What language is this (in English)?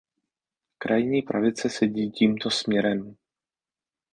Czech